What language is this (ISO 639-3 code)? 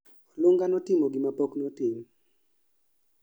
luo